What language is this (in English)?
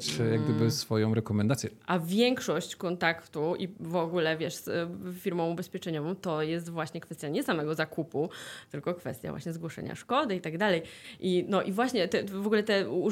Polish